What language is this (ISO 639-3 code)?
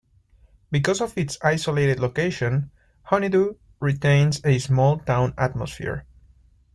eng